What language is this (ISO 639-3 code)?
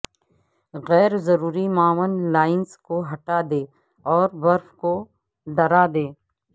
urd